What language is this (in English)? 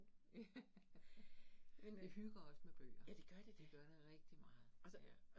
Danish